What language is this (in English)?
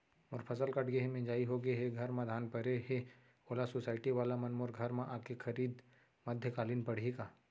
Chhattisgarhi